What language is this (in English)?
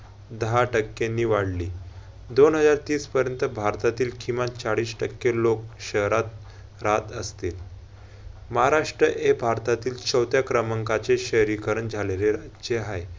Marathi